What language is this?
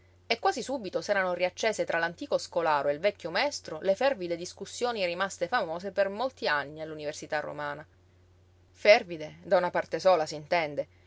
Italian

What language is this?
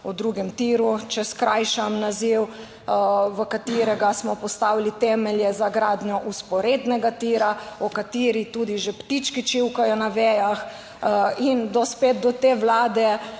Slovenian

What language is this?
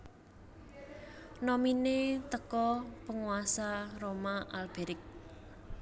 Javanese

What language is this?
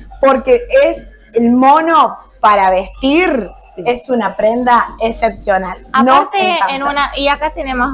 Spanish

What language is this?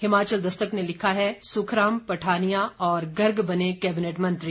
Hindi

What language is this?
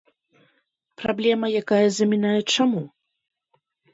Belarusian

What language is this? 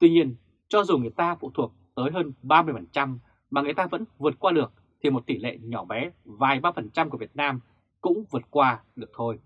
Vietnamese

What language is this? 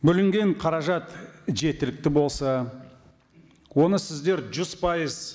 Kazakh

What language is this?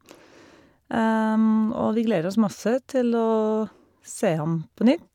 Norwegian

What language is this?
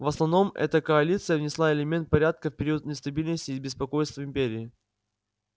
Russian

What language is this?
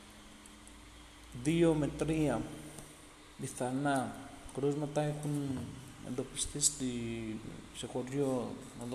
Greek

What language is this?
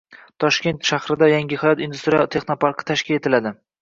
Uzbek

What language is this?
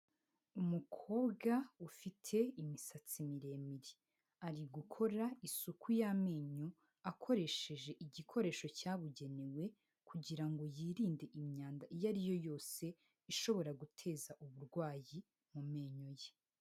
Kinyarwanda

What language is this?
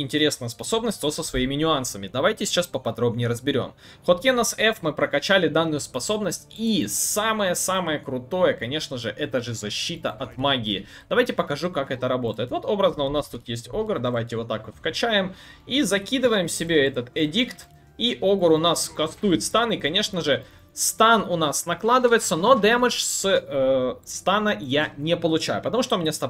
Russian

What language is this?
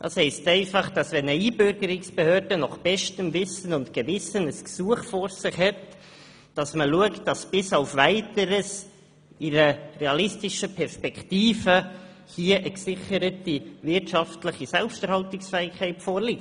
Swiss German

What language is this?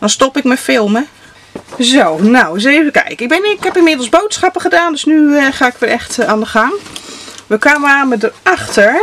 Dutch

